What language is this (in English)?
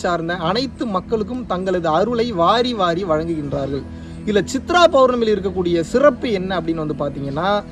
Turkish